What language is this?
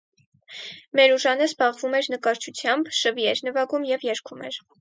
Armenian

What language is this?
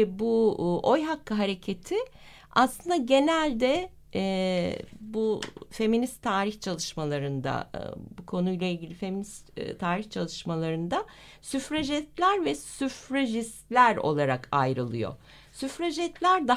Turkish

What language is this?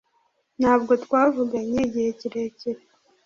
Kinyarwanda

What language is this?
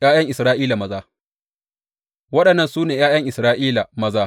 Hausa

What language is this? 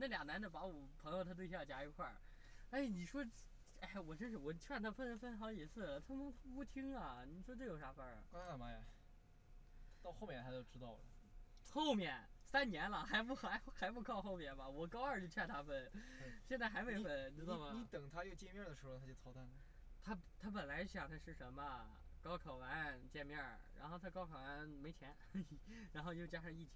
Chinese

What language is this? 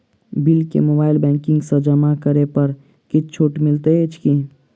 Maithili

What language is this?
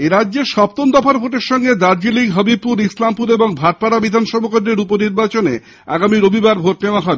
Bangla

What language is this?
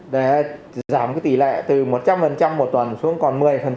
Vietnamese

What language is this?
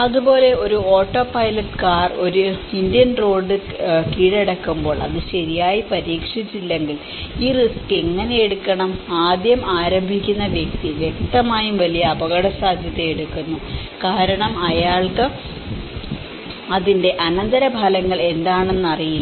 Malayalam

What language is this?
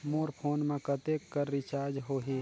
Chhattisgarhi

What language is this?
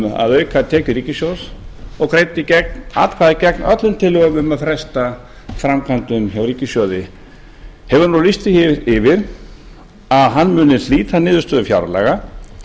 Icelandic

